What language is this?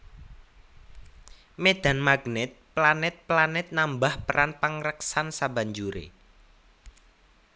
Javanese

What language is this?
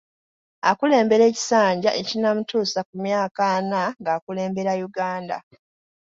Ganda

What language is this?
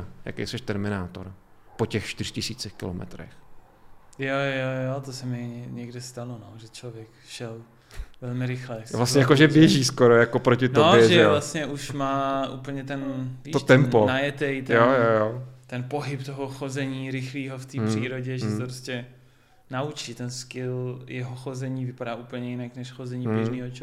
Czech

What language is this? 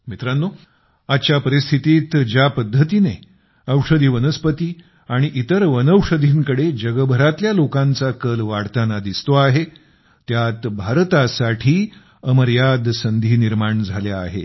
Marathi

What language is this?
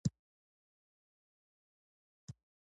Pashto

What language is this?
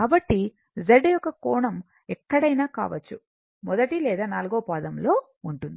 Telugu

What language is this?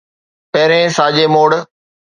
Sindhi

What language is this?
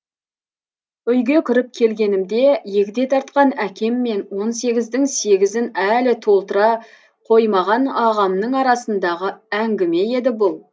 Kazakh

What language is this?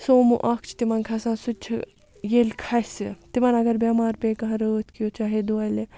Kashmiri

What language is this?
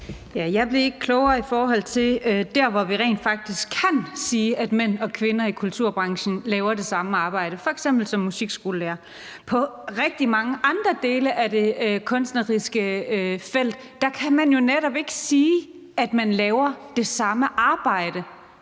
Danish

